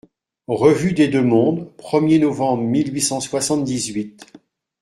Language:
French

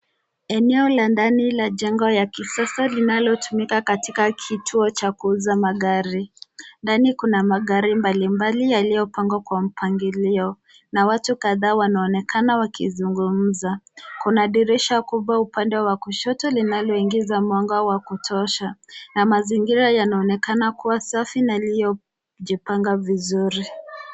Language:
Swahili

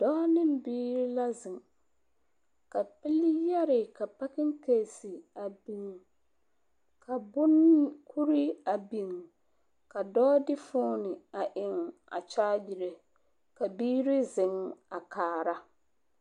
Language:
Southern Dagaare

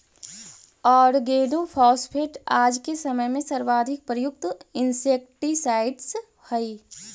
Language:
Magahi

